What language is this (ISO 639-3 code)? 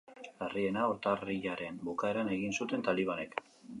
eus